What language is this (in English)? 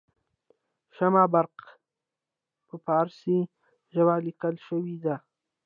Pashto